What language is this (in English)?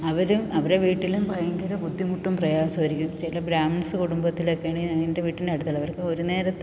Malayalam